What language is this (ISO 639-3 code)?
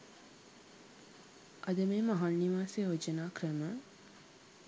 sin